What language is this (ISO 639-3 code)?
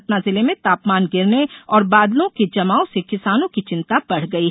hin